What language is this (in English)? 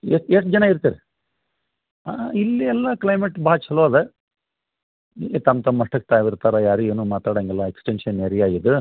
Kannada